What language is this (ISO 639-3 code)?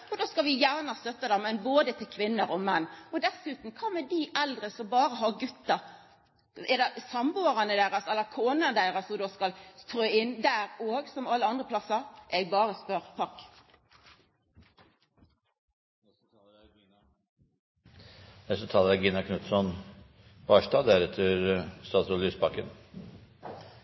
nno